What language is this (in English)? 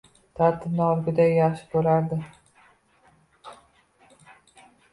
Uzbek